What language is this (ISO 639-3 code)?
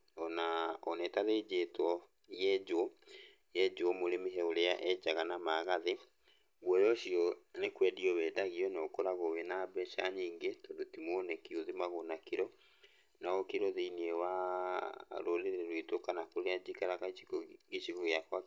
kik